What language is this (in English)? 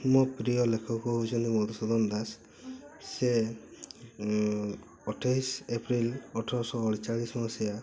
Odia